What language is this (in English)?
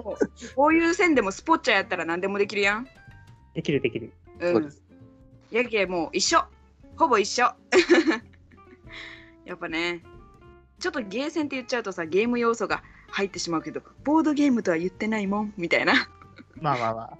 Japanese